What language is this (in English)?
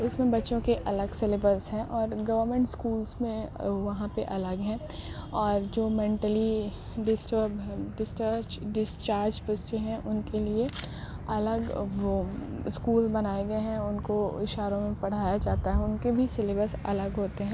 Urdu